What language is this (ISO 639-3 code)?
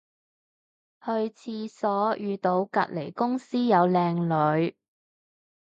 yue